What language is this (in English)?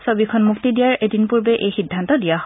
Assamese